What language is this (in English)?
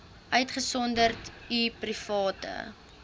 Afrikaans